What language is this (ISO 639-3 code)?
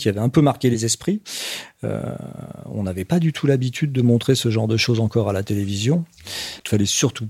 fra